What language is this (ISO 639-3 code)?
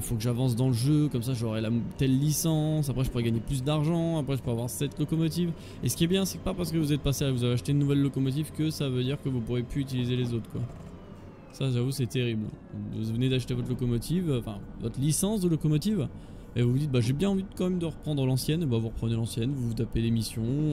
fra